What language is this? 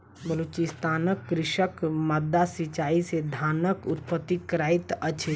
Maithili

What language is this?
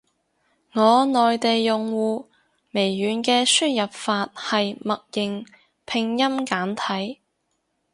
Cantonese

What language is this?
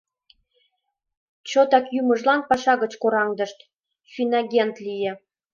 Mari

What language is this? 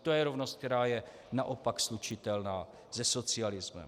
Czech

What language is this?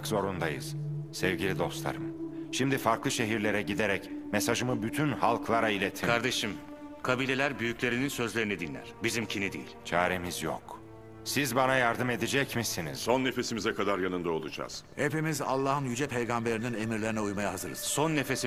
Turkish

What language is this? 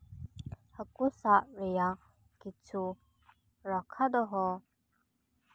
Santali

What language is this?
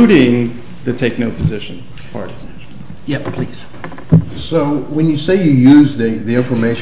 English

